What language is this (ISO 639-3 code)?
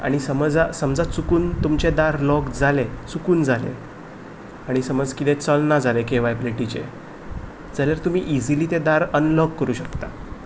kok